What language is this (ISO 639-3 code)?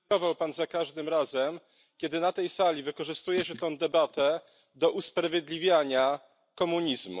pol